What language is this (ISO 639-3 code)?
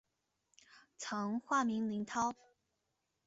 zho